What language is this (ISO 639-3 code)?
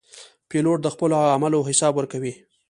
pus